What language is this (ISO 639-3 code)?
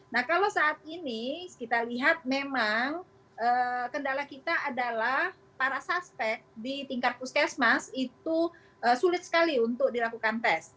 ind